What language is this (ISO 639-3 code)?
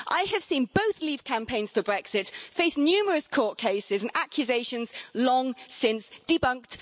eng